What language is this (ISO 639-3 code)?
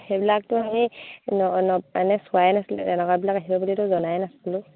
asm